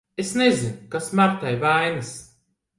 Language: Latvian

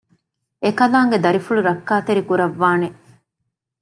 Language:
Divehi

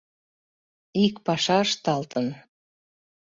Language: Mari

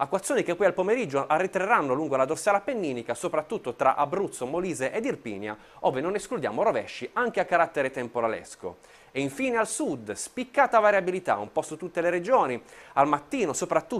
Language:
Italian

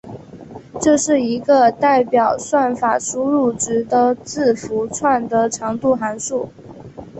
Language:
Chinese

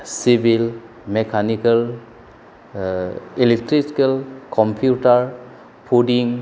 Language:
Bodo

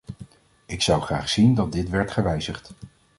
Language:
Dutch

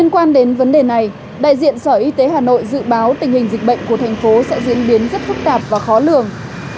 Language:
Vietnamese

